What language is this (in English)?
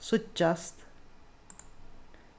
Faroese